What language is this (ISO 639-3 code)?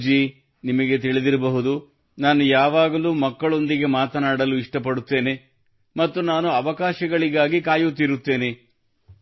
kan